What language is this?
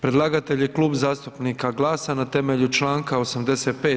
Croatian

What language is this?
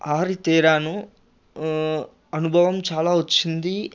Telugu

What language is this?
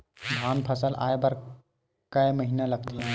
Chhattisgarhi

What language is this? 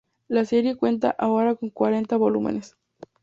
Spanish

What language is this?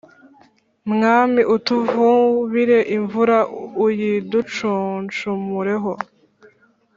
Kinyarwanda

